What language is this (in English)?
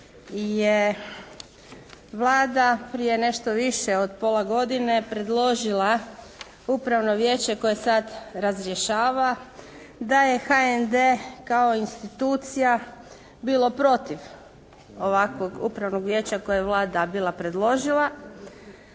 Croatian